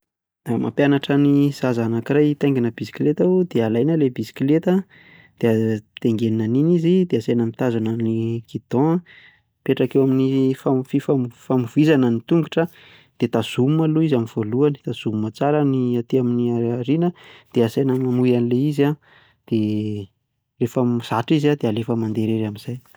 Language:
Malagasy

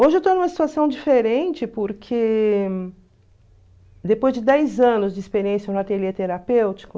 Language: Portuguese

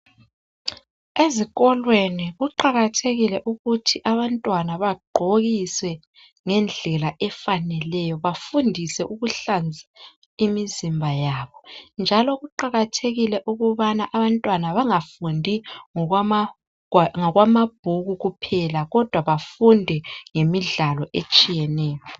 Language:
North Ndebele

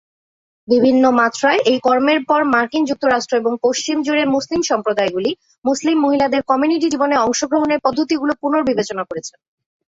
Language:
Bangla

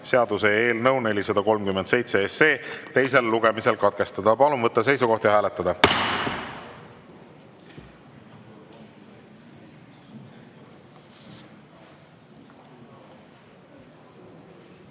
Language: Estonian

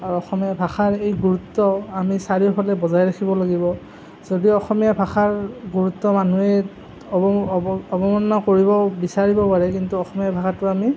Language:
Assamese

